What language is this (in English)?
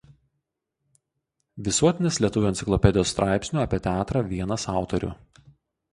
Lithuanian